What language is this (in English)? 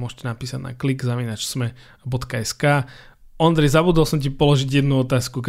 Slovak